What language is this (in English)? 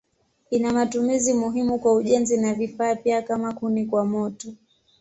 Swahili